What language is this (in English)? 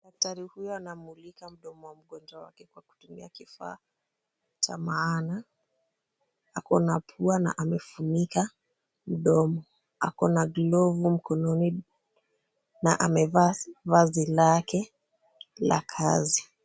Swahili